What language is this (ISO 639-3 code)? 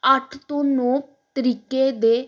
pan